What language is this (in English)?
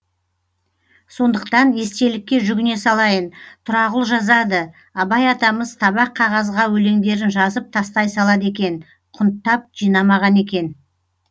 Kazakh